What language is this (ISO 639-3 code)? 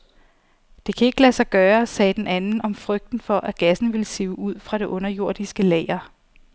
dan